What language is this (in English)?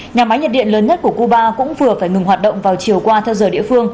Vietnamese